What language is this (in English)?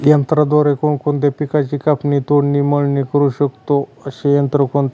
Marathi